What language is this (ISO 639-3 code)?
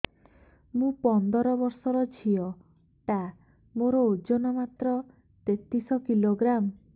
ori